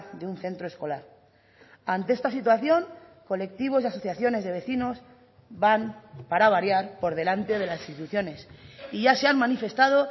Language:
Spanish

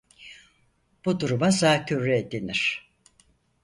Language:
Turkish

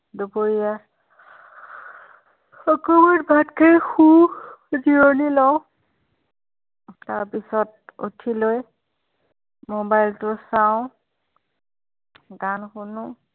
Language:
Assamese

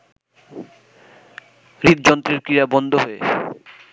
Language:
Bangla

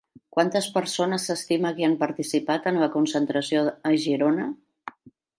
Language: Catalan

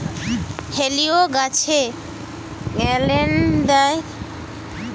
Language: Bangla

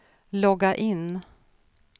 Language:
Swedish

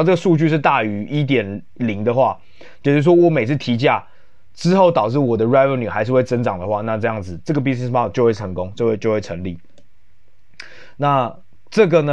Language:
Chinese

